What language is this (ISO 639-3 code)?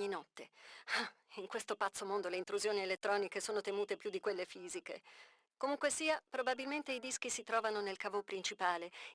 ita